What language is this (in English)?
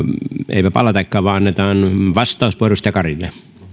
Finnish